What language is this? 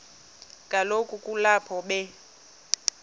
Xhosa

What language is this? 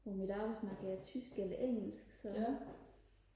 Danish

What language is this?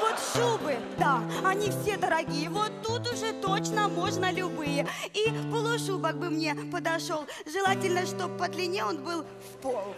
Russian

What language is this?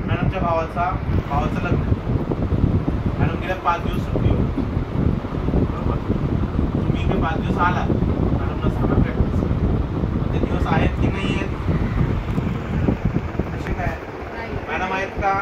Marathi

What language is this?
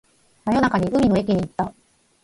Japanese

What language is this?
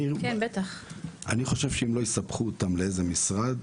Hebrew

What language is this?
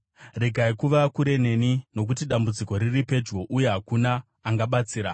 Shona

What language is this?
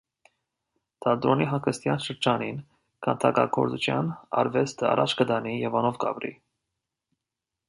Armenian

